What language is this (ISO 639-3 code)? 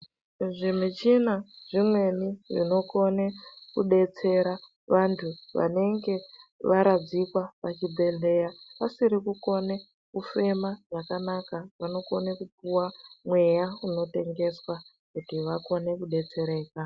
ndc